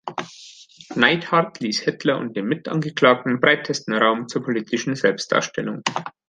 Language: German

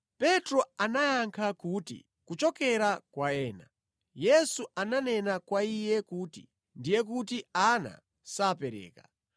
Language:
Nyanja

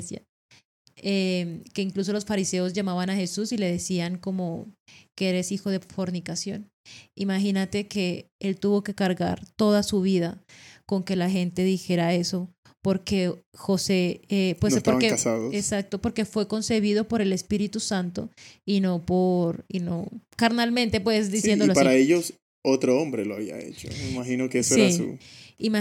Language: Spanish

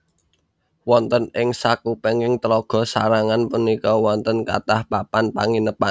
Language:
Javanese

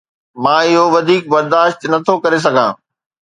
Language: Sindhi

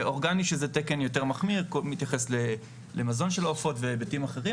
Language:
Hebrew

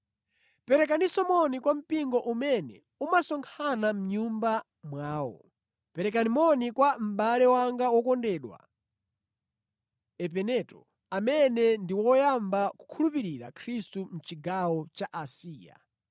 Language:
Nyanja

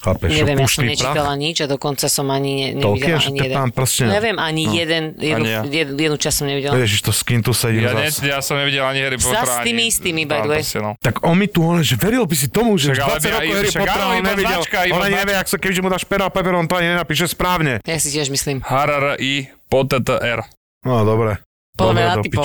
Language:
Slovak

